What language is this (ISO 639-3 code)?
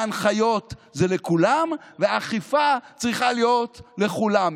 heb